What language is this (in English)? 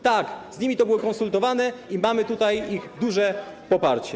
Polish